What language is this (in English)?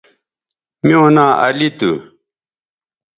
Bateri